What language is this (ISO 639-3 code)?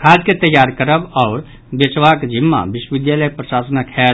mai